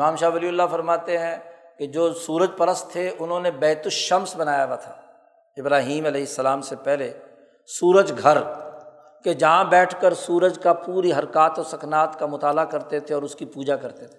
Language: Urdu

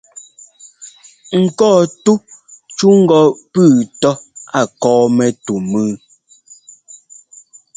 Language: Ngomba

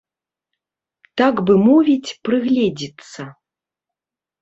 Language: Belarusian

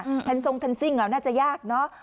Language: Thai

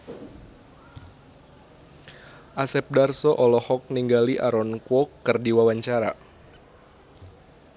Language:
Sundanese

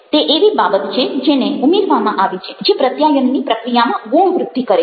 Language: Gujarati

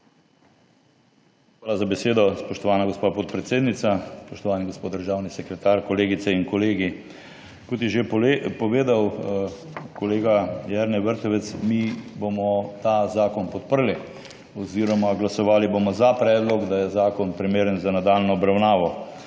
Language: Slovenian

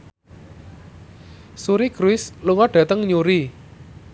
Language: Javanese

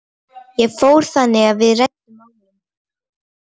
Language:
Icelandic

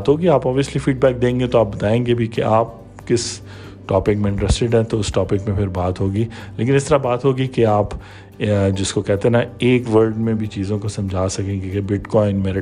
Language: Urdu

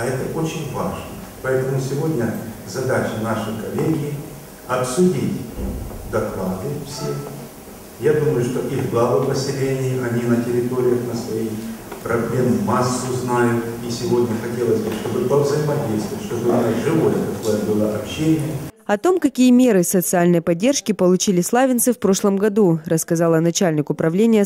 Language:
Russian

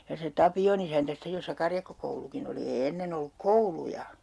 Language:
Finnish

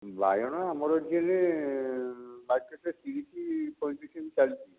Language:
Odia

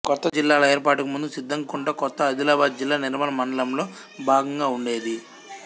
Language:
Telugu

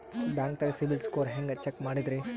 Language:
Kannada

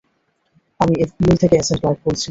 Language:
Bangla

